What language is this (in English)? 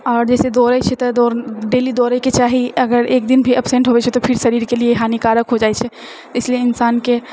Maithili